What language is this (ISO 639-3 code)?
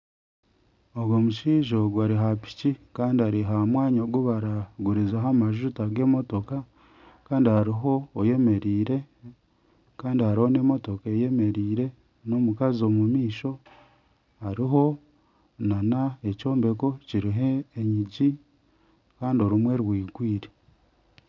nyn